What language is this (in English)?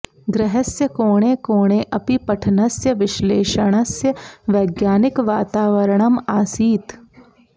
Sanskrit